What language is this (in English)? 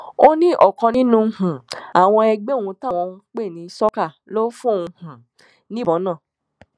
Yoruba